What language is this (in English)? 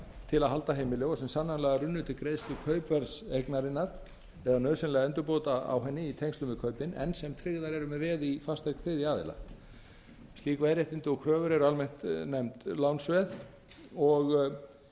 Icelandic